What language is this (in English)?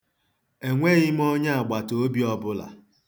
Igbo